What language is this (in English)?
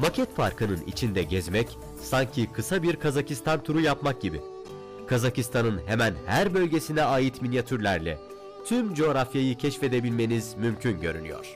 Turkish